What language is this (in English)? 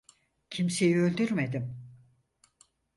Turkish